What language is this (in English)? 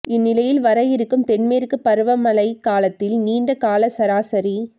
Tamil